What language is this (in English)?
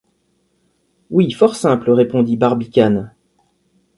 French